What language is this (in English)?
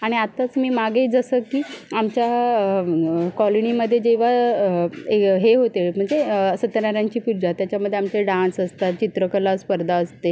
Marathi